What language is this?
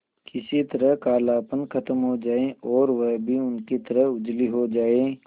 Hindi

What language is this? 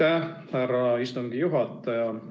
Estonian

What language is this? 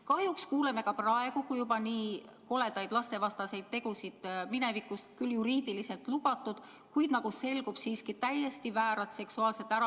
Estonian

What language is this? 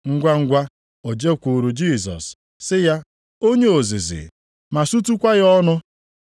Igbo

